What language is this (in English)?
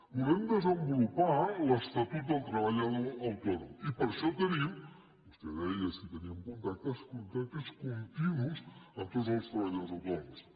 Catalan